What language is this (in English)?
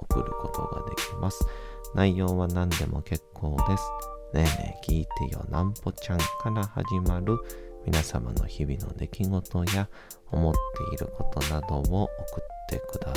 Japanese